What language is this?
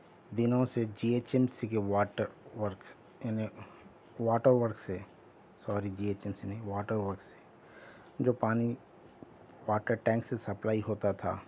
Urdu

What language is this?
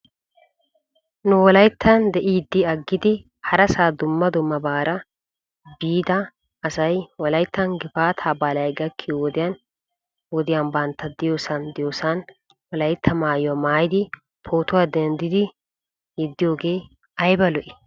Wolaytta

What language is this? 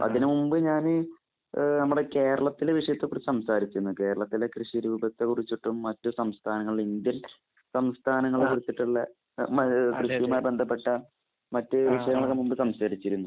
Malayalam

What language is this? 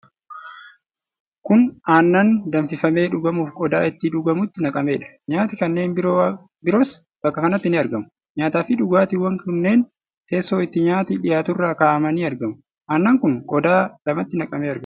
Oromo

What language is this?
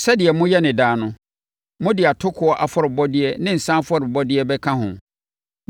Akan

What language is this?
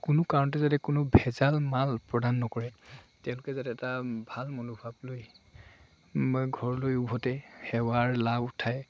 Assamese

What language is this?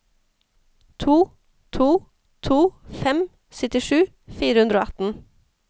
Norwegian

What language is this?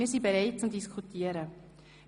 Swiss German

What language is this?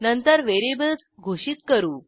Marathi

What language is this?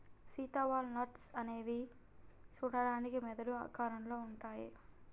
Telugu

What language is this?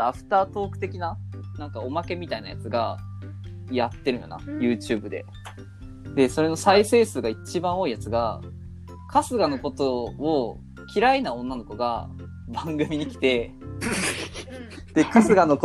Japanese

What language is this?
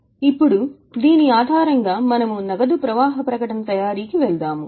Telugu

